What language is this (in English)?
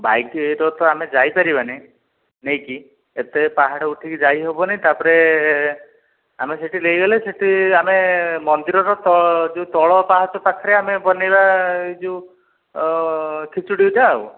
Odia